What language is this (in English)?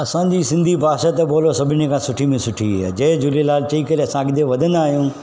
Sindhi